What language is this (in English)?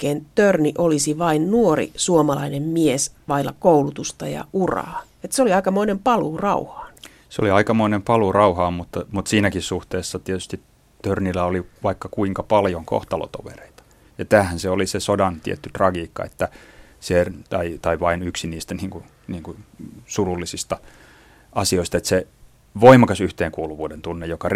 Finnish